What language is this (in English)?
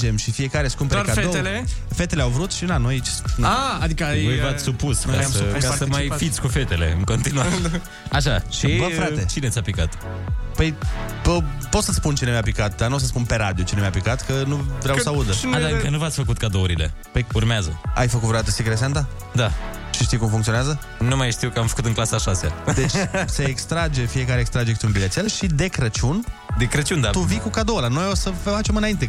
Romanian